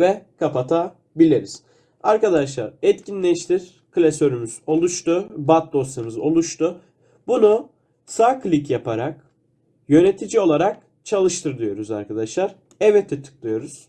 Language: Turkish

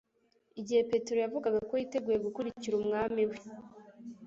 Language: Kinyarwanda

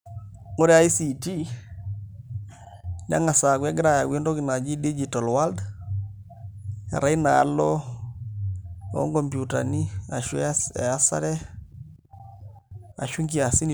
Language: Masai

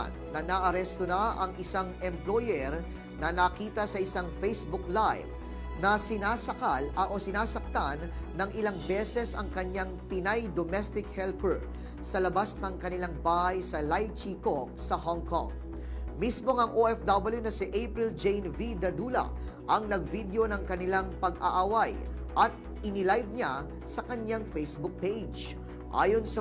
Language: Filipino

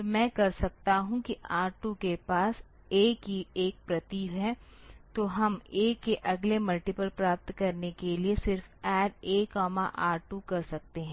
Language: Hindi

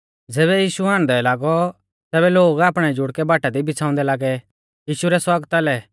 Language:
Mahasu Pahari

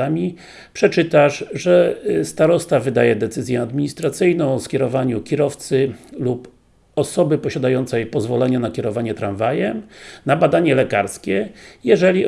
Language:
Polish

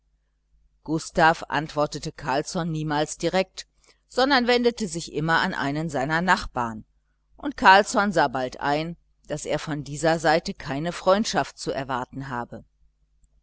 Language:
German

